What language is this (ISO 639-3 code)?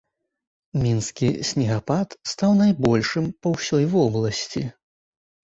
bel